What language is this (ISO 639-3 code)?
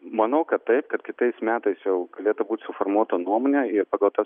lit